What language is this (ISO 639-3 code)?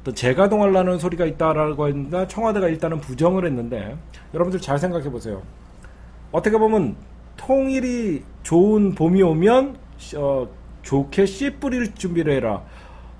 kor